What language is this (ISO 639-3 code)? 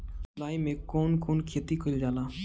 bho